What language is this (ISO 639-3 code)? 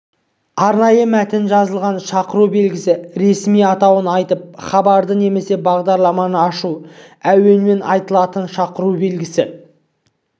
kaz